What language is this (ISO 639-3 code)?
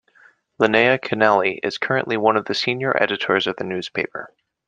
eng